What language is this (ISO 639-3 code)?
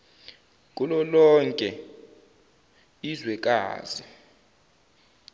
zul